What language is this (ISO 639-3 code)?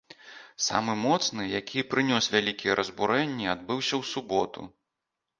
bel